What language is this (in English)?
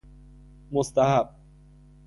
Persian